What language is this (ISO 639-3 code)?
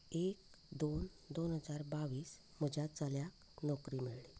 kok